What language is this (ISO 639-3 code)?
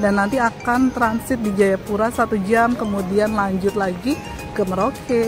ind